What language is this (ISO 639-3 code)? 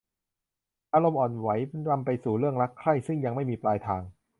tha